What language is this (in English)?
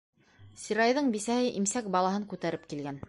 Bashkir